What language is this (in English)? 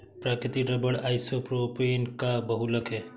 Hindi